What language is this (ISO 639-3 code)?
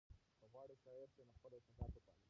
pus